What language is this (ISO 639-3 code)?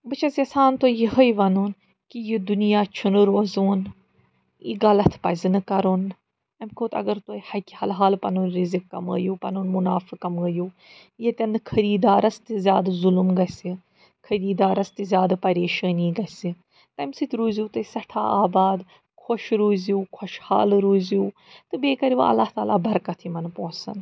kas